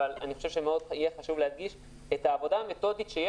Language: Hebrew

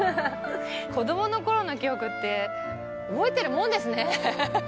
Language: Japanese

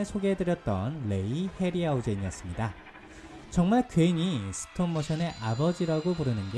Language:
Korean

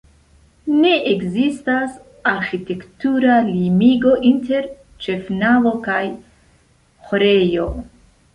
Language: Esperanto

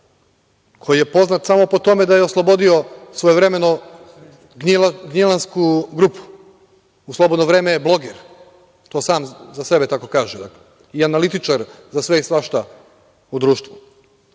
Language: Serbian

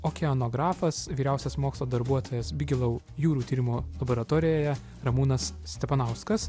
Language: Lithuanian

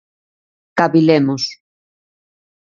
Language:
Galician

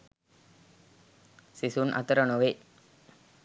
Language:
Sinhala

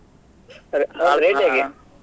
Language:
Kannada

